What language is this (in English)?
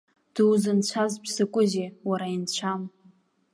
Abkhazian